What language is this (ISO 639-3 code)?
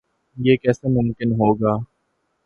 urd